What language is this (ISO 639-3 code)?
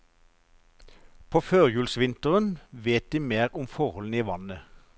nor